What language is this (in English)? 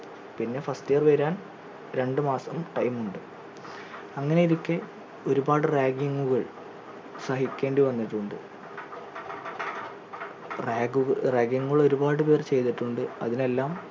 Malayalam